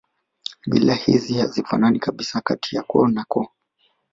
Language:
Swahili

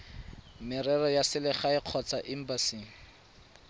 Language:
Tswana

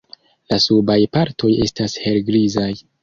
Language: Esperanto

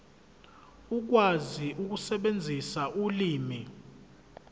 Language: Zulu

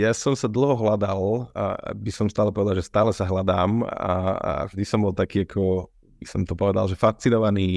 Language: Slovak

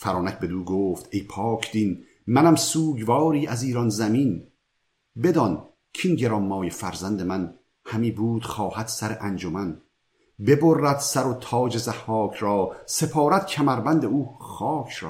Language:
Persian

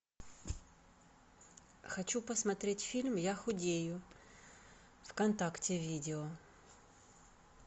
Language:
Russian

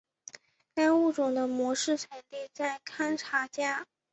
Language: Chinese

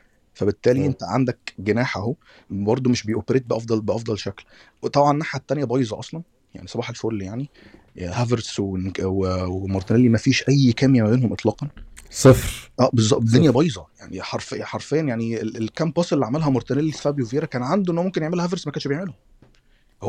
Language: Arabic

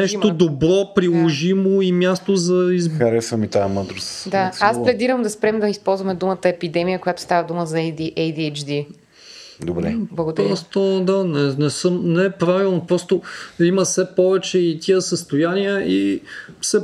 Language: Bulgarian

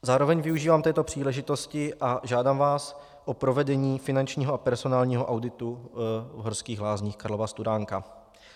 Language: Czech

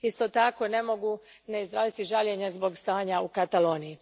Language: Croatian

